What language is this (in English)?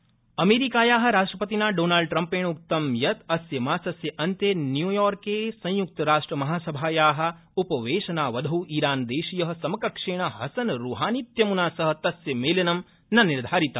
Sanskrit